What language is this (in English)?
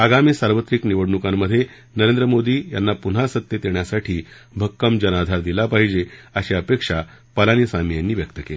Marathi